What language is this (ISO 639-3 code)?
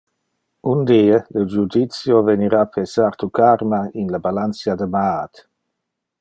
ina